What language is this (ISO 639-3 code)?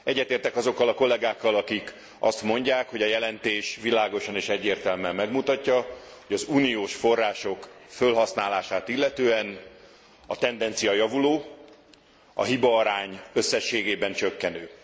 hun